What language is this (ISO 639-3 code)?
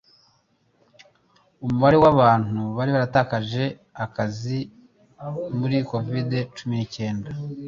kin